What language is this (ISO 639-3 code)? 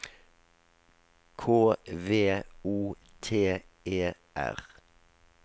nor